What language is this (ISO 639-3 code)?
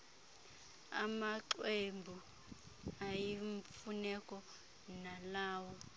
xho